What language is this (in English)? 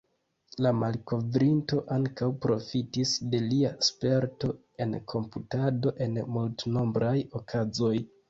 Esperanto